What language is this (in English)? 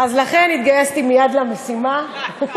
Hebrew